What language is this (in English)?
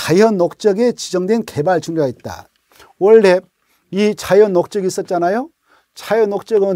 Korean